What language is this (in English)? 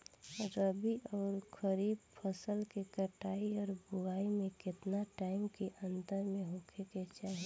Bhojpuri